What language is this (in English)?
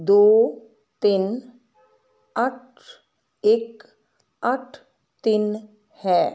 Punjabi